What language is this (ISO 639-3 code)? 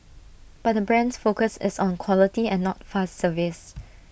eng